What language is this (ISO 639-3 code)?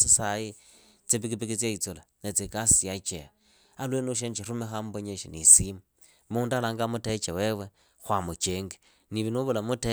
ida